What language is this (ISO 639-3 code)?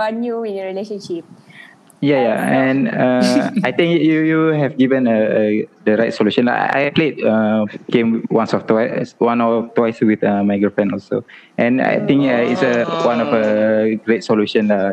msa